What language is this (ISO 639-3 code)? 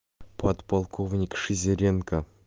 rus